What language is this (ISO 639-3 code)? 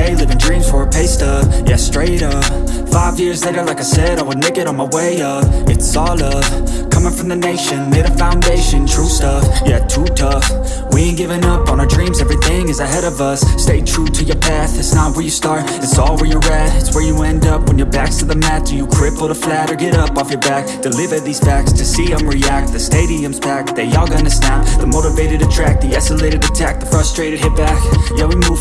eng